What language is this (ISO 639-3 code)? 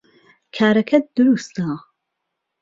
ckb